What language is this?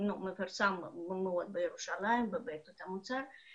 Hebrew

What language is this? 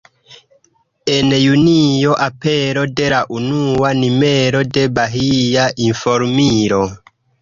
Esperanto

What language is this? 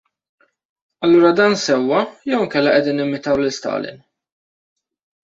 Maltese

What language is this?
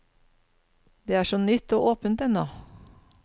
Norwegian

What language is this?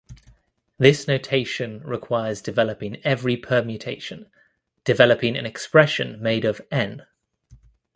English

